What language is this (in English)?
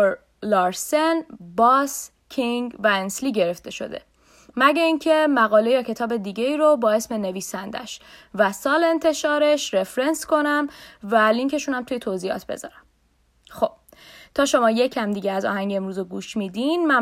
Persian